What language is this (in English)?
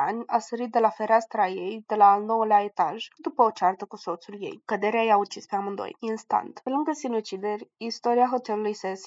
Romanian